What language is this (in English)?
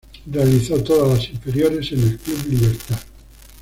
Spanish